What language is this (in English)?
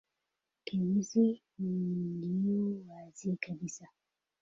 Swahili